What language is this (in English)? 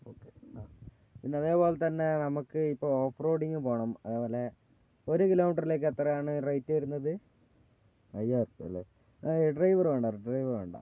Malayalam